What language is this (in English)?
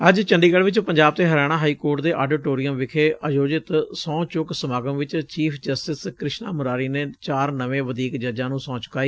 Punjabi